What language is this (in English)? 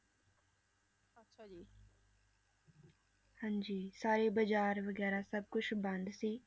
Punjabi